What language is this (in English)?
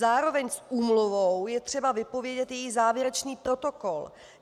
Czech